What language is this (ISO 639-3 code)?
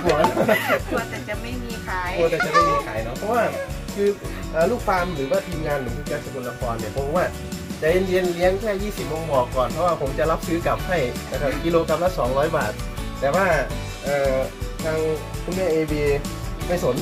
tha